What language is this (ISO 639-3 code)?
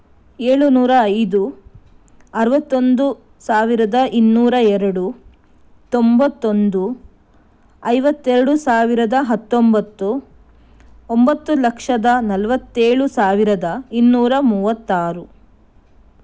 kan